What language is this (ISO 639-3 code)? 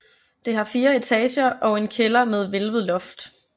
dan